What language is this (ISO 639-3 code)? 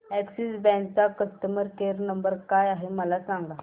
mar